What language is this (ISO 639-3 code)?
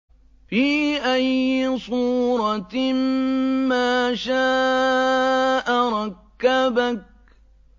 ara